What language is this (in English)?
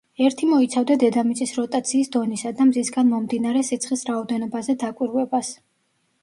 Georgian